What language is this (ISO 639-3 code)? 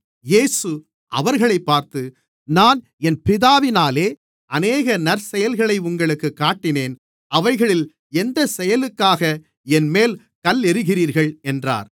tam